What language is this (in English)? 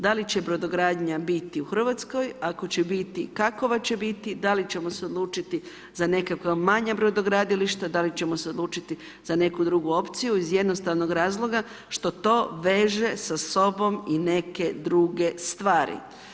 Croatian